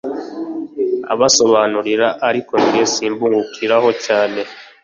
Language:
Kinyarwanda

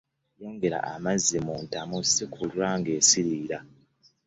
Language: Ganda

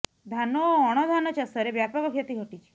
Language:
Odia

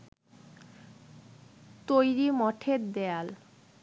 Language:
Bangla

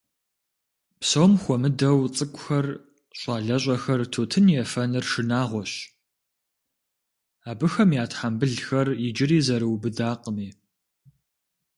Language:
Kabardian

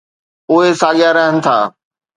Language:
Sindhi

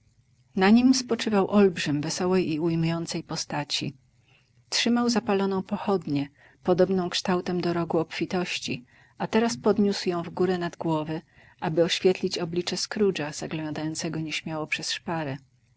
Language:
Polish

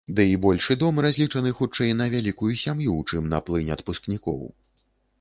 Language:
Belarusian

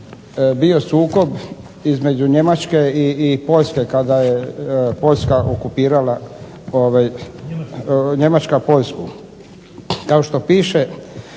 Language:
Croatian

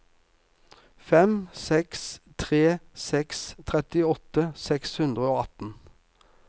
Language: Norwegian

